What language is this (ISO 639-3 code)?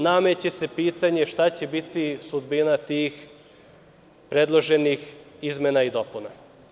srp